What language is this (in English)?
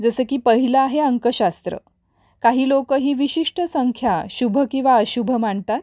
Marathi